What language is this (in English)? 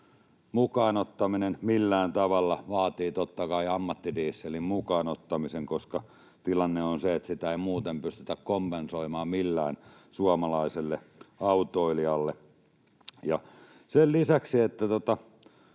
Finnish